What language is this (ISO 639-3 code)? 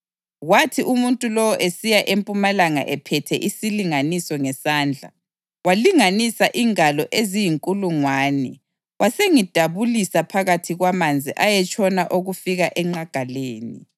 nde